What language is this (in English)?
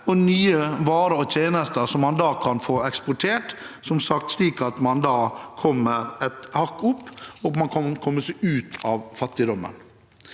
Norwegian